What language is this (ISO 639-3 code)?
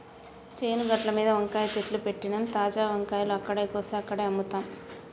tel